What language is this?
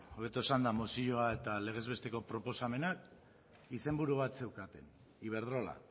Basque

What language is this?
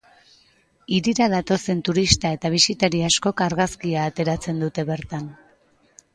Basque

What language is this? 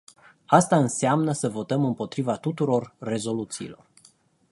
Romanian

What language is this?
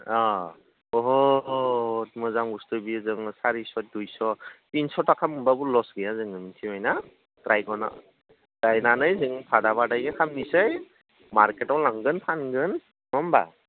Bodo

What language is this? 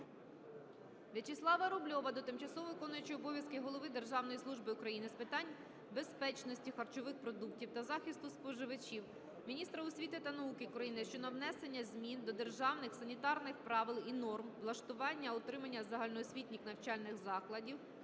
Ukrainian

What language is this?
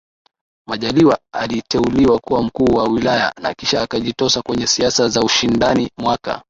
Swahili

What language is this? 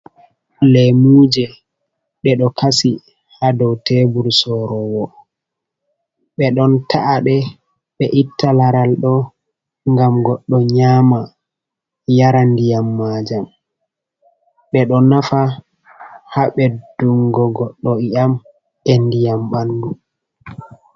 Fula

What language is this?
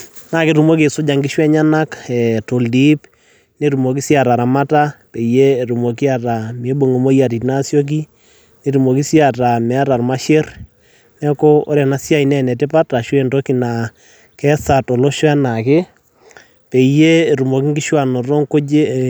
Masai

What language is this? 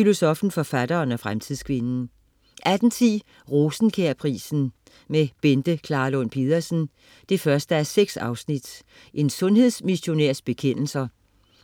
Danish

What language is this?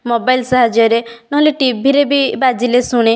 Odia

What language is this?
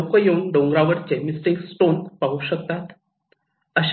Marathi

